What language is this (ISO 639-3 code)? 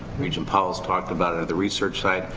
eng